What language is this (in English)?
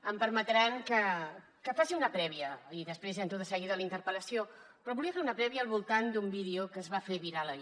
Catalan